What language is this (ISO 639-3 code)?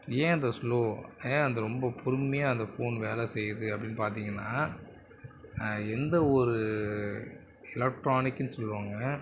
tam